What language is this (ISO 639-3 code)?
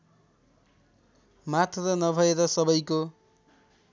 nep